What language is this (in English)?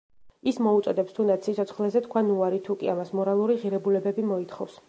Georgian